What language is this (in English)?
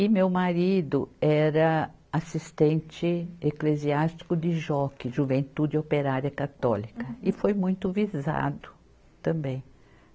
Portuguese